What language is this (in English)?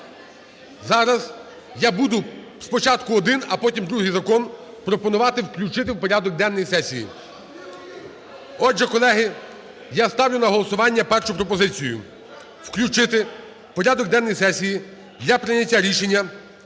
Ukrainian